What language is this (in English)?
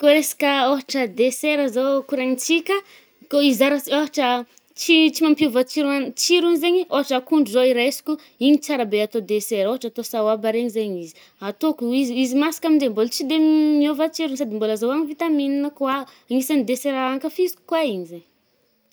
Northern Betsimisaraka Malagasy